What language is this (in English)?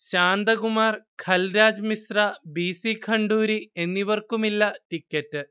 Malayalam